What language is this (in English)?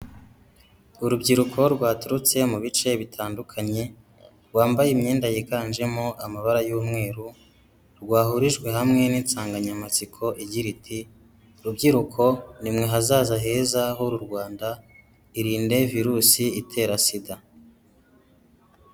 Kinyarwanda